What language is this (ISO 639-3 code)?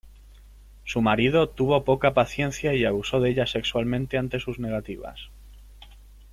spa